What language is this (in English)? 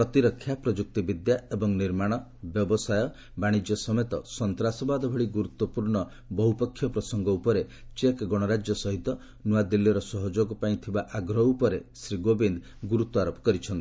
Odia